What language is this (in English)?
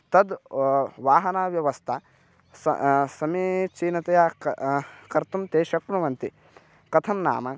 Sanskrit